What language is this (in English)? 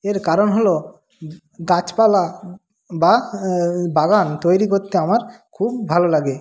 Bangla